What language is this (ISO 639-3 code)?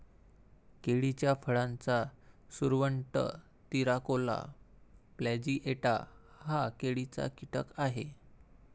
mar